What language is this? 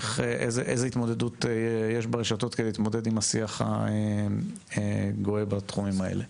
Hebrew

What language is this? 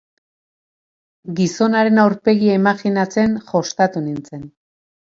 Basque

